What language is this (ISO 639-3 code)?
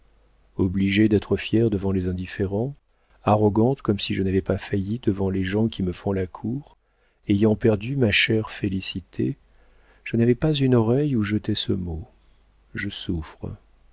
fra